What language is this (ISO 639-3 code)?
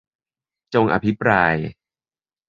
tha